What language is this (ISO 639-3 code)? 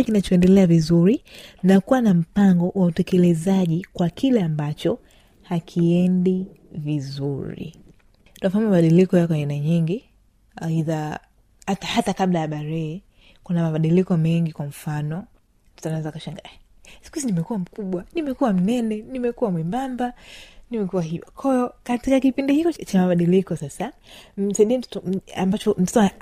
swa